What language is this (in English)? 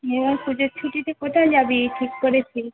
Bangla